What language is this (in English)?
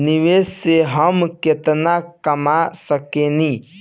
Bhojpuri